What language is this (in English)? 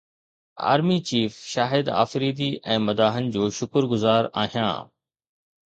Sindhi